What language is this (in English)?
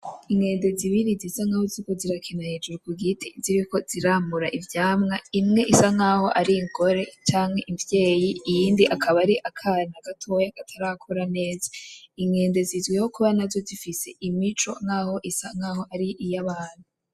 Rundi